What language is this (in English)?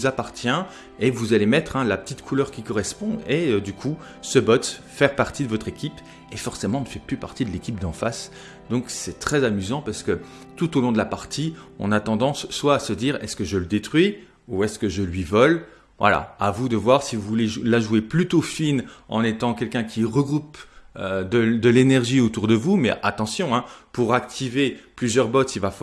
French